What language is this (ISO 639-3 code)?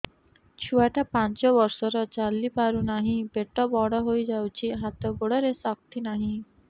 ori